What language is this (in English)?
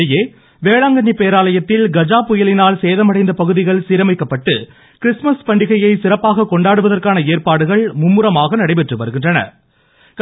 Tamil